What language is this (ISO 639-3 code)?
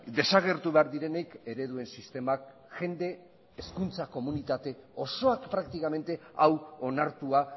eus